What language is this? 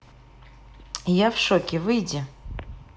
Russian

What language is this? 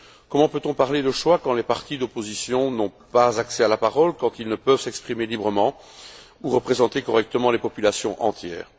French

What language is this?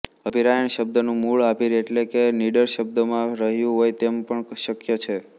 Gujarati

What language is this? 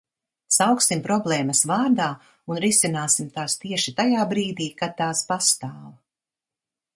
Latvian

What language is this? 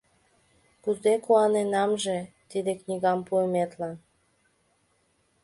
Mari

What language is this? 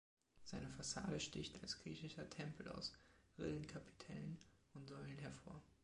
German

